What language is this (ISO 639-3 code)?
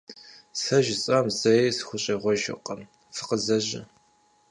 kbd